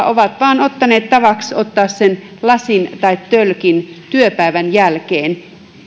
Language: Finnish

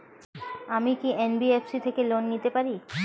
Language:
Bangla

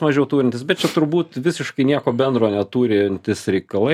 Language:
Lithuanian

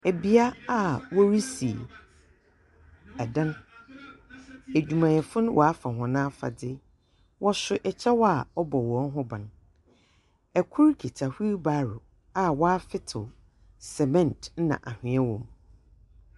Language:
Akan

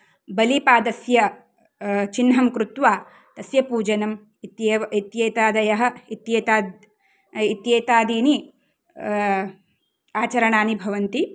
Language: Sanskrit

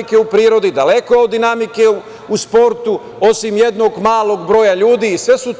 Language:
Serbian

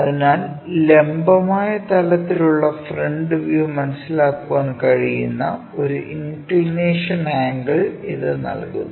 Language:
Malayalam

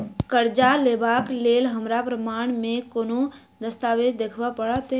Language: Maithili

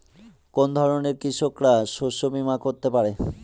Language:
Bangla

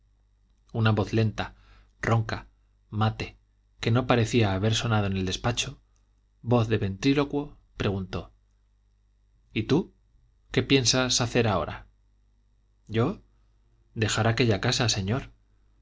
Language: Spanish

